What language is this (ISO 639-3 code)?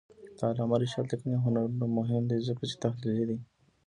pus